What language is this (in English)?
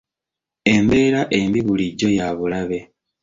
Ganda